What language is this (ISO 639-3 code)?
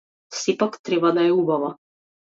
mkd